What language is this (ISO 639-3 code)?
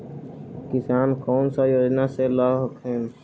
mag